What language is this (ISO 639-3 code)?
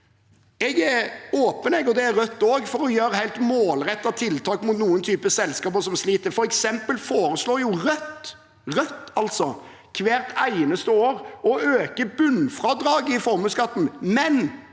nor